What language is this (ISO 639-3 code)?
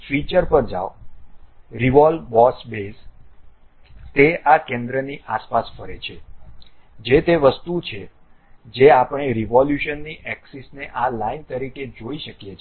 guj